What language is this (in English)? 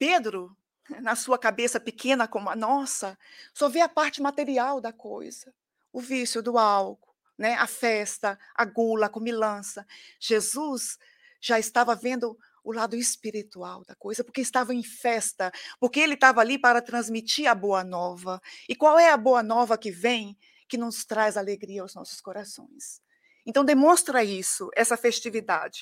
Portuguese